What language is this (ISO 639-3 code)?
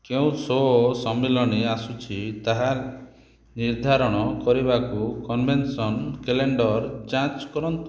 ori